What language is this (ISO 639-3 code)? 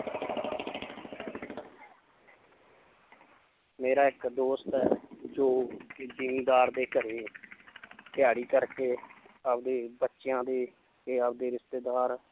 pan